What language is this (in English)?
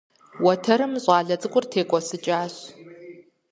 Kabardian